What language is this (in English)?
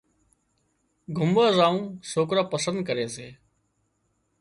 Wadiyara Koli